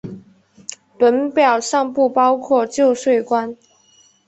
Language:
Chinese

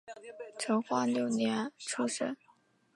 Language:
Chinese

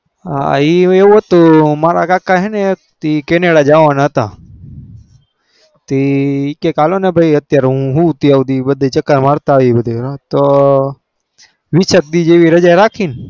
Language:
Gujarati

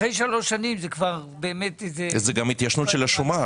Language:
Hebrew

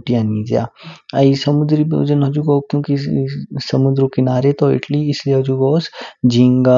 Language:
Kinnauri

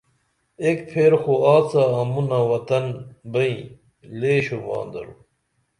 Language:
Dameli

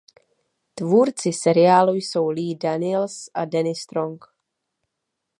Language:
Czech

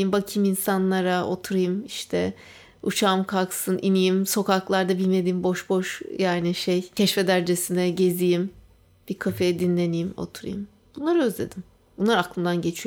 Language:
Turkish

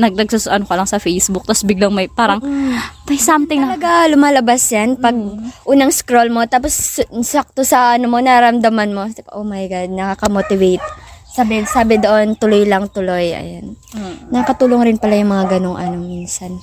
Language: Filipino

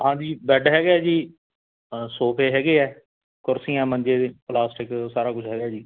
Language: Punjabi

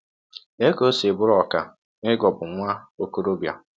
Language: Igbo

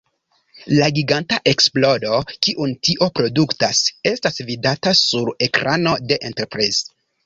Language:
Esperanto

